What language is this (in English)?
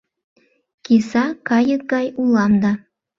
Mari